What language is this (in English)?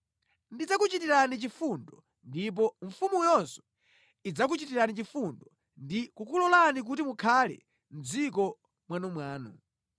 Nyanja